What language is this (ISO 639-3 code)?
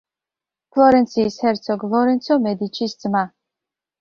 kat